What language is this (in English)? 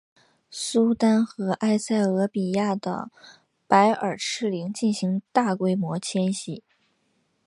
Chinese